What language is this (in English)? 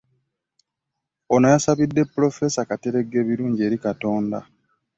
Ganda